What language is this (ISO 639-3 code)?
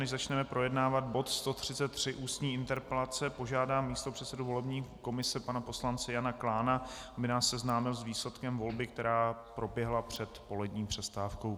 ces